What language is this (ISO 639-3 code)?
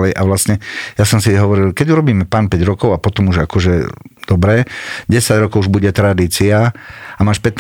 slk